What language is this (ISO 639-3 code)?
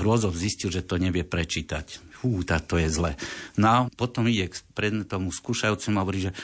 slk